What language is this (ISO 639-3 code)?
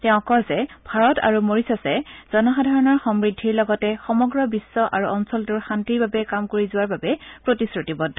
asm